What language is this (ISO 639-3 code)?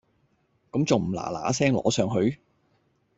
yue